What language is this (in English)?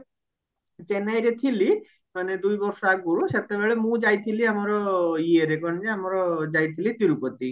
Odia